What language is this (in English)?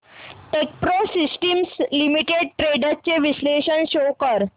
Marathi